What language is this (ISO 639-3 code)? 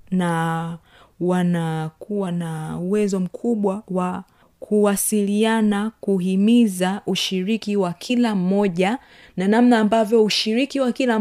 swa